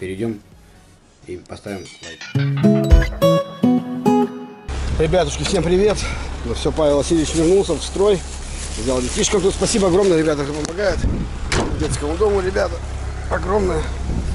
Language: Russian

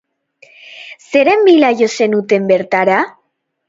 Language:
Basque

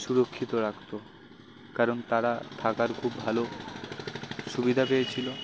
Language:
Bangla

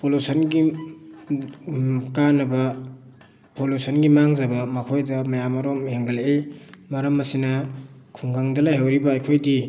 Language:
Manipuri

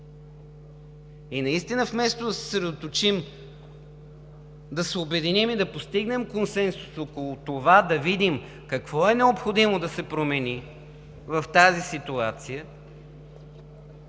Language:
Bulgarian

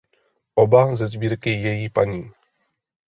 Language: Czech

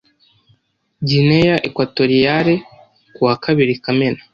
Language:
Kinyarwanda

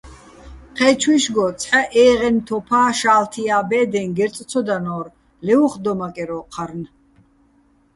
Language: Bats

